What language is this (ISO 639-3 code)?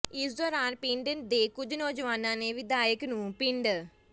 pan